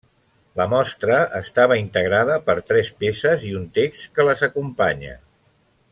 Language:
Catalan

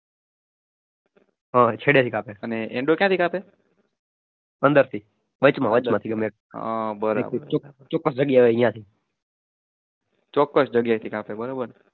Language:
Gujarati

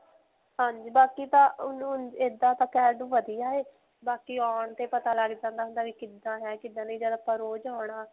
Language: Punjabi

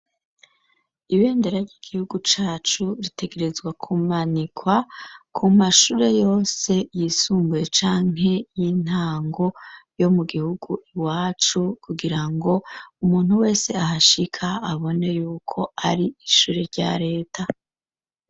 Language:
Rundi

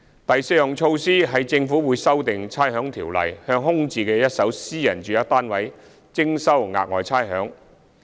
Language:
Cantonese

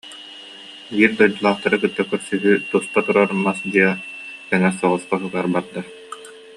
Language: Yakut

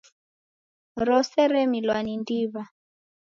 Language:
Taita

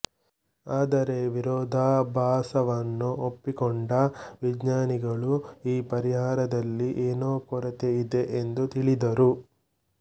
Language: Kannada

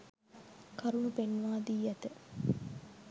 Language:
Sinhala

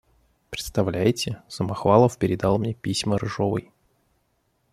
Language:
Russian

